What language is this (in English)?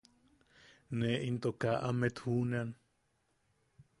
Yaqui